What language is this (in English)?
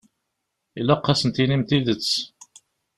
Kabyle